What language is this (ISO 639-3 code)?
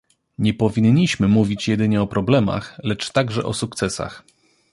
pol